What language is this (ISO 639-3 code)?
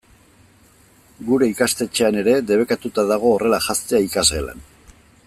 eus